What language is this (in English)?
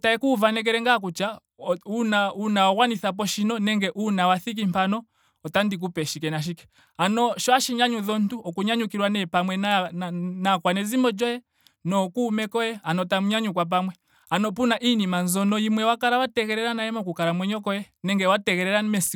Ndonga